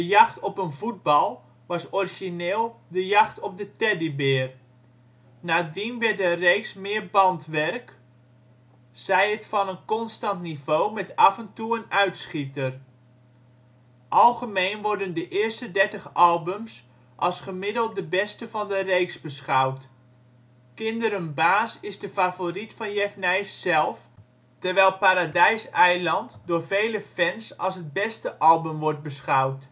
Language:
Dutch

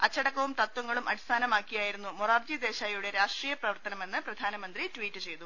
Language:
Malayalam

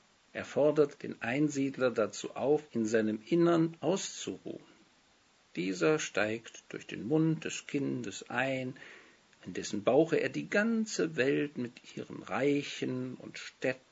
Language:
German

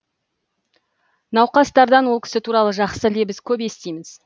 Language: Kazakh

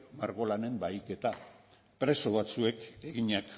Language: Basque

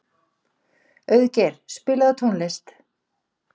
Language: Icelandic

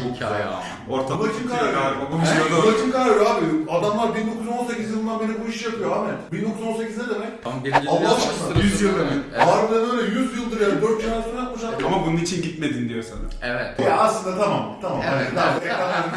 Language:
Turkish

